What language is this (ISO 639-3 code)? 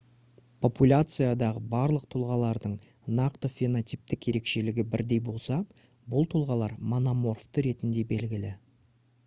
kaz